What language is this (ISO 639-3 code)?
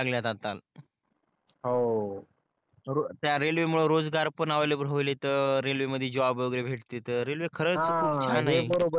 mar